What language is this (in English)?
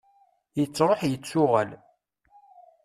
Kabyle